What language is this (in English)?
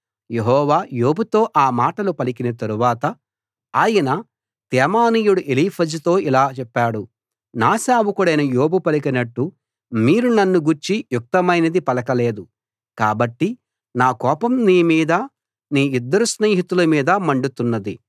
Telugu